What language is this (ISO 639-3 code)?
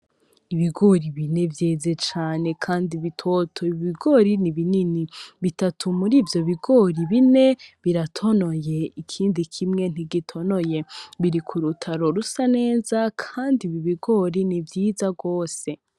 run